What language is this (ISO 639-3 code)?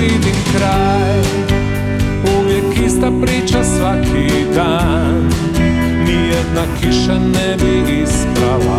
hrv